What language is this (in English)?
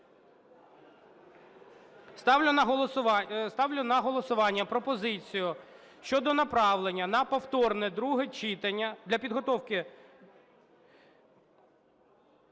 Ukrainian